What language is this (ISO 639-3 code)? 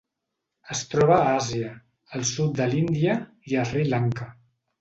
cat